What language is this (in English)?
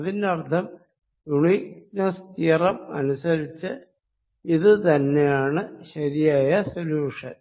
Malayalam